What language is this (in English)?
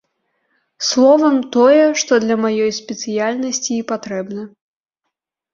Belarusian